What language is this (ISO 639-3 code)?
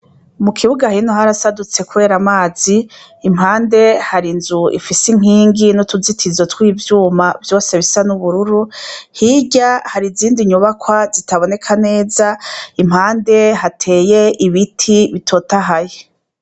run